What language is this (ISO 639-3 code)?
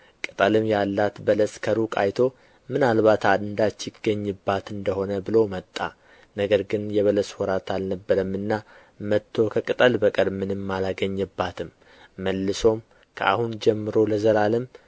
amh